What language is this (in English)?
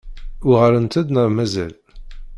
Kabyle